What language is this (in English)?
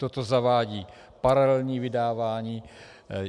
Czech